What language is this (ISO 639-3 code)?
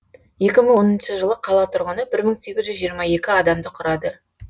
kaz